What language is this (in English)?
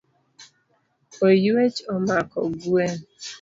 Luo (Kenya and Tanzania)